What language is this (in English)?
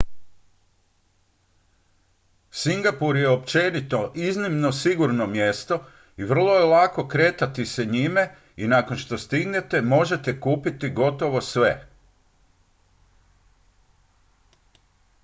Croatian